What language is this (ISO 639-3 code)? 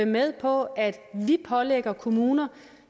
dan